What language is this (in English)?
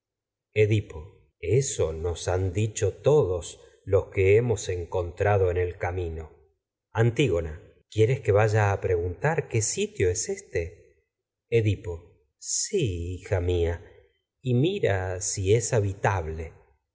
Spanish